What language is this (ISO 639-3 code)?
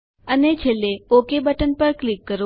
guj